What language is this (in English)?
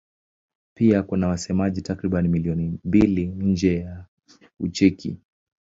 Swahili